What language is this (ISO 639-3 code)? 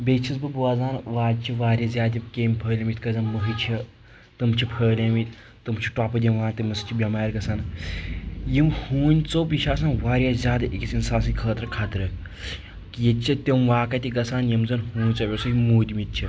kas